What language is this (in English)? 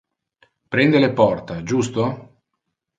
Interlingua